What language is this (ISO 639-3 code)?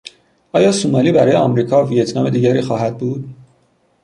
fas